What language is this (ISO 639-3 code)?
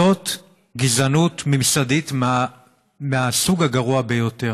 heb